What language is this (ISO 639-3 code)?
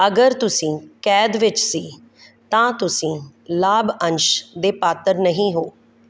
pan